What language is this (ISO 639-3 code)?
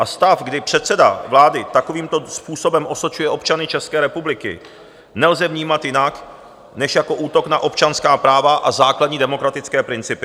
ces